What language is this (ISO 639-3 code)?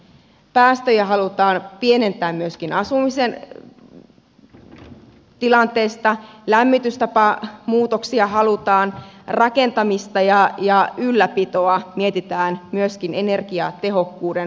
fin